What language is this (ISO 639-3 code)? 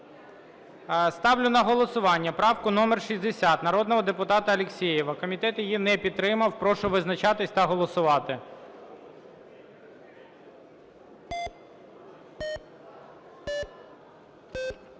ukr